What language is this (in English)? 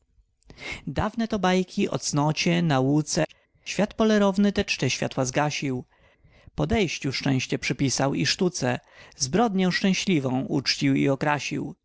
Polish